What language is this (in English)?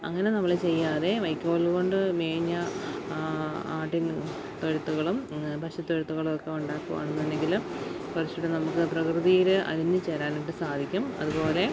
Malayalam